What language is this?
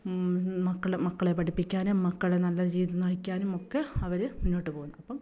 Malayalam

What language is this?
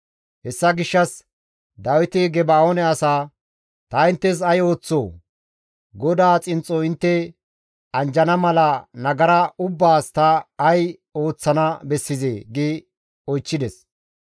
Gamo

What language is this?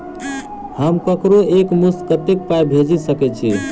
Maithili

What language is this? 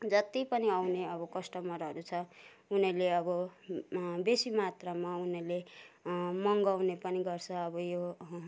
Nepali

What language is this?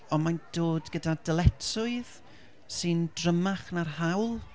Welsh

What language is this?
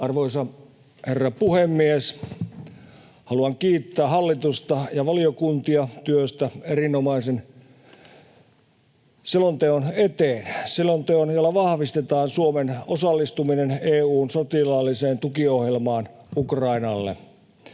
Finnish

